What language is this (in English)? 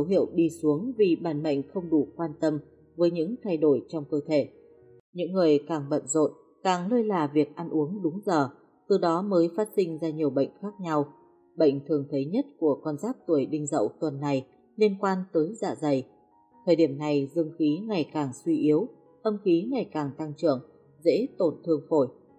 Vietnamese